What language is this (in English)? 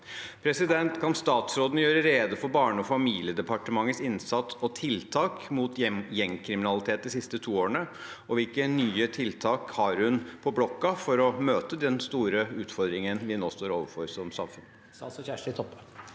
Norwegian